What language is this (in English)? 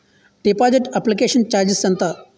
Telugu